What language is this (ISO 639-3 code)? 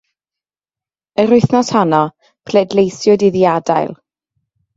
cym